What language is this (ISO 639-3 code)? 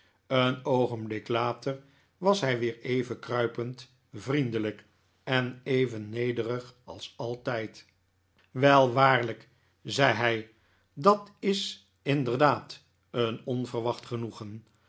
nld